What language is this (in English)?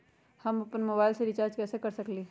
Magahi